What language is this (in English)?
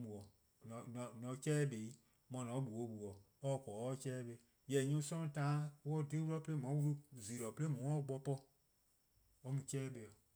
Eastern Krahn